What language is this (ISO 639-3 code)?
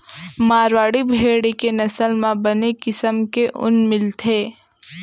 hne